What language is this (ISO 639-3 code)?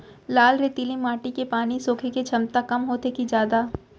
hne